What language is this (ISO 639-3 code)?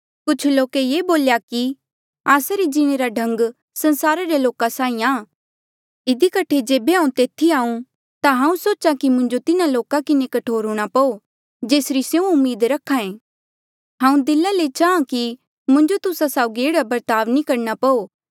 mjl